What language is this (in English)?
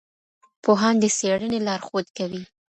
Pashto